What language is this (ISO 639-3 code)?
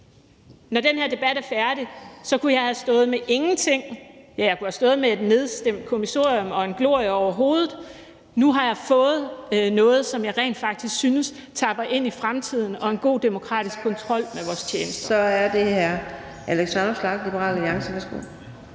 dan